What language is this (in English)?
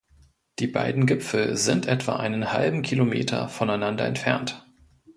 German